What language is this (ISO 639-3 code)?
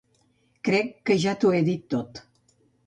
cat